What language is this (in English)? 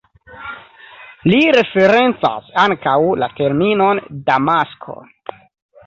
Esperanto